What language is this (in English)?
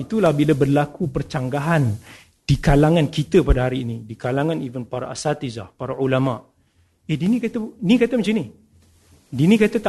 Malay